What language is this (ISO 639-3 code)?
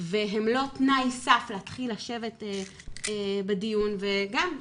heb